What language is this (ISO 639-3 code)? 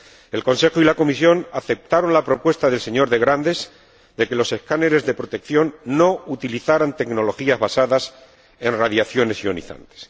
spa